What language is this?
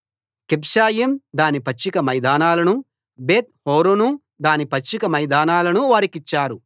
Telugu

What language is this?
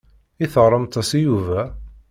Kabyle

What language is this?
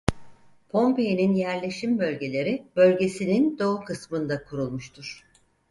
Turkish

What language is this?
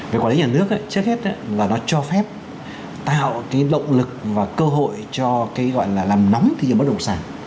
Vietnamese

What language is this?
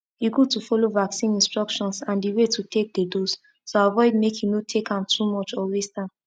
Nigerian Pidgin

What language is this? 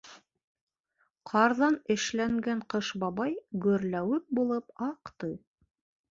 Bashkir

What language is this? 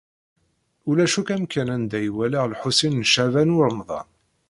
Kabyle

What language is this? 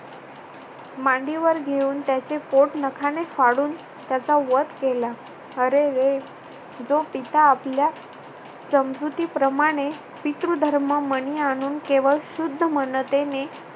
Marathi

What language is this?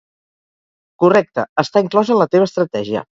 Catalan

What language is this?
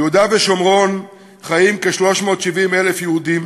Hebrew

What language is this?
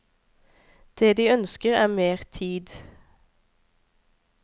Norwegian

